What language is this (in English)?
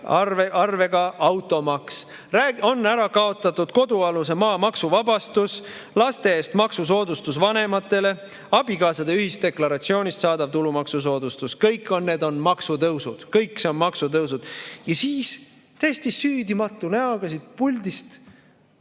Estonian